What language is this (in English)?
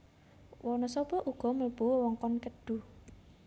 Javanese